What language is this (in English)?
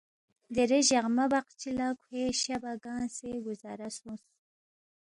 Balti